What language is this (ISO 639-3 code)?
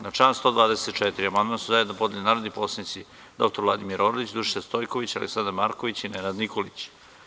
srp